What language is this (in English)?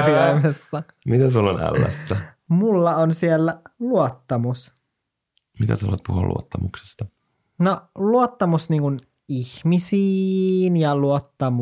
Finnish